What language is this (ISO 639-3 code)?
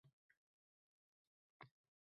uzb